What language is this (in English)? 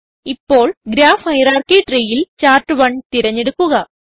Malayalam